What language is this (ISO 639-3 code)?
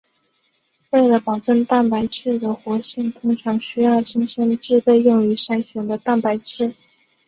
zho